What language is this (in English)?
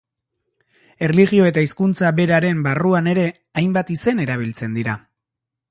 Basque